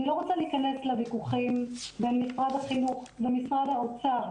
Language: Hebrew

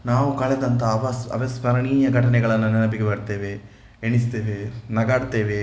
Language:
Kannada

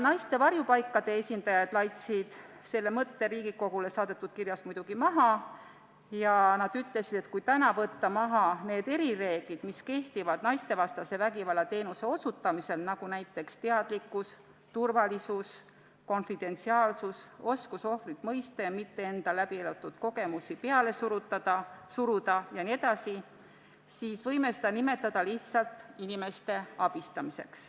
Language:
Estonian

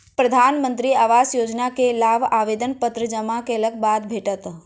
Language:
Maithili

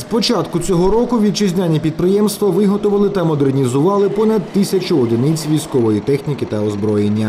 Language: Ukrainian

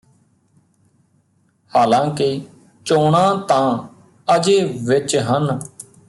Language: Punjabi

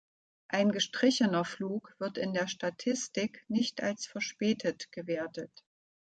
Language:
German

